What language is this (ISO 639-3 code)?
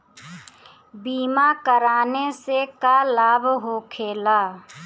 bho